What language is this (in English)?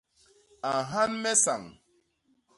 Basaa